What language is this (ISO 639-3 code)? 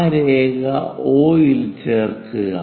mal